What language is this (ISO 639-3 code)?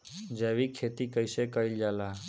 bho